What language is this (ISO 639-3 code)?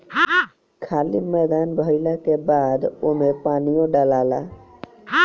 bho